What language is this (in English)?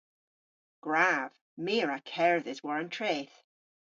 Cornish